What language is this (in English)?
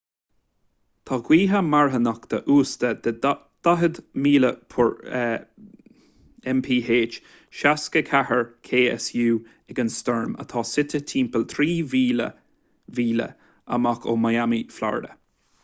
Irish